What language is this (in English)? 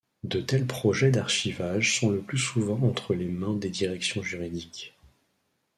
French